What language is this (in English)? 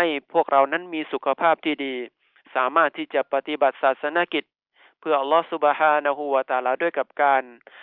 Thai